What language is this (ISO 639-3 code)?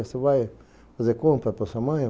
por